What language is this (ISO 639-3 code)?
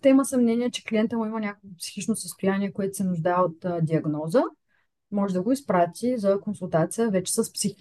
bul